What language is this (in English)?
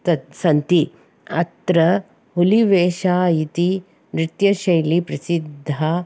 Sanskrit